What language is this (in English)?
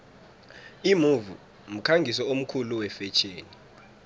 South Ndebele